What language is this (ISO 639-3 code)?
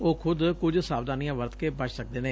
pan